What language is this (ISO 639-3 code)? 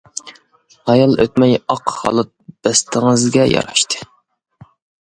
uig